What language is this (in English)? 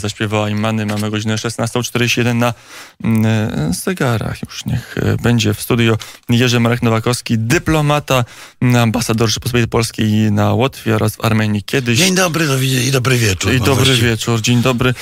Polish